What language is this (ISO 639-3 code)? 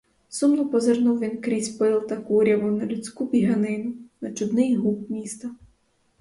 ukr